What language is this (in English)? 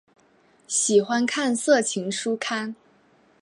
Chinese